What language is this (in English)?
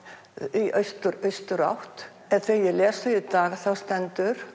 Icelandic